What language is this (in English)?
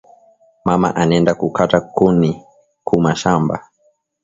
Swahili